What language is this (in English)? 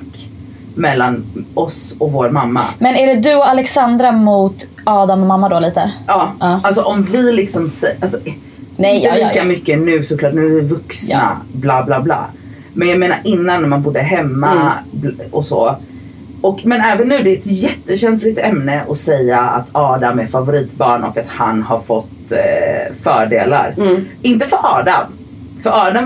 Swedish